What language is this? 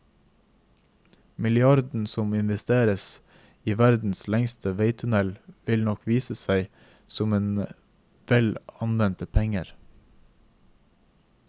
Norwegian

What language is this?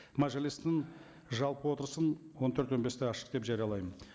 Kazakh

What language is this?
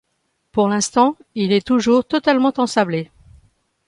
French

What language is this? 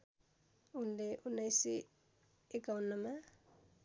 Nepali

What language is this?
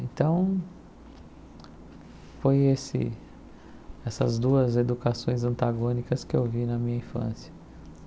Portuguese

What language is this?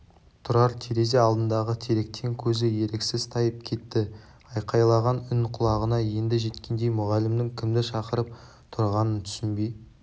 Kazakh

